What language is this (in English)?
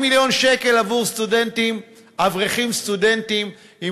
Hebrew